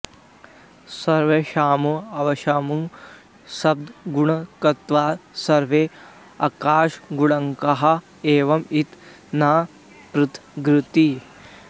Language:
Sanskrit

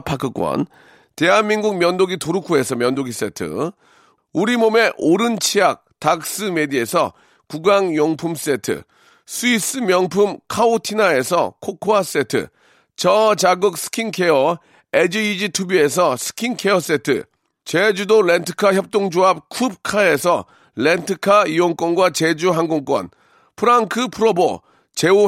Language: Korean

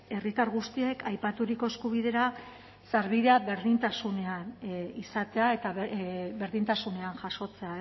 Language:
Basque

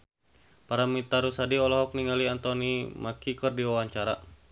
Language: Sundanese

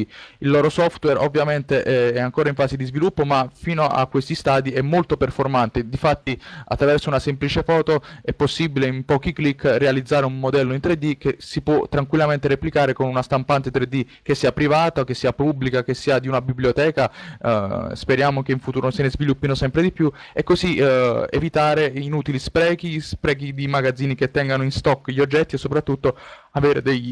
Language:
Italian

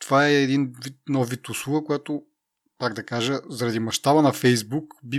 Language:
Bulgarian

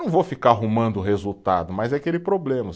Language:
Portuguese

